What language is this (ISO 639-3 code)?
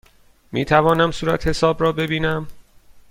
fas